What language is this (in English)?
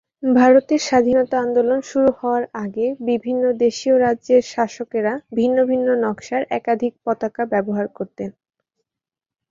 Bangla